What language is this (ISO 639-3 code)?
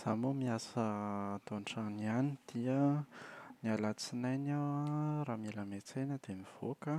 mlg